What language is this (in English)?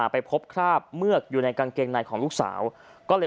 Thai